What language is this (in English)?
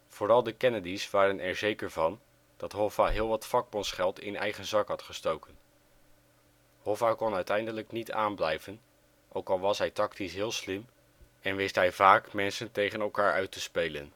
Dutch